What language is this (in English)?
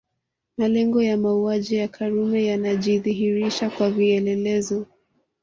Swahili